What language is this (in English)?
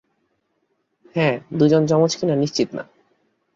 Bangla